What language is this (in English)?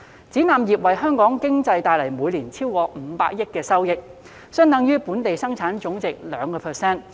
Cantonese